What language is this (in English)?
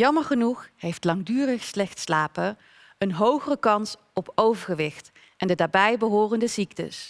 Dutch